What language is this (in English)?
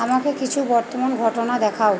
Bangla